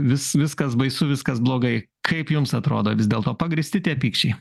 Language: Lithuanian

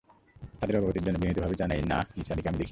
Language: Bangla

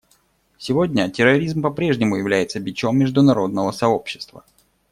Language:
Russian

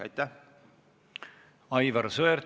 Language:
Estonian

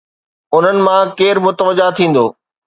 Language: Sindhi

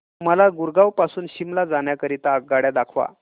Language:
Marathi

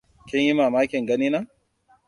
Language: Hausa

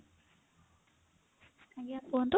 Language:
Odia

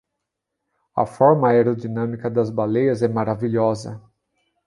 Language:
Portuguese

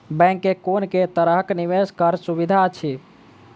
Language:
Maithili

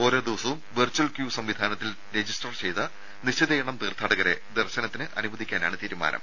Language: Malayalam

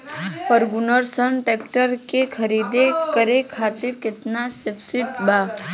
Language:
Bhojpuri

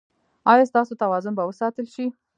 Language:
Pashto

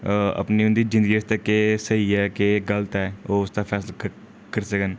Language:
Dogri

